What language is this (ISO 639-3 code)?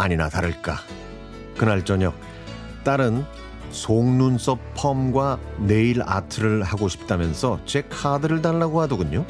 kor